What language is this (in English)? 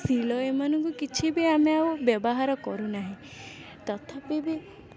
Odia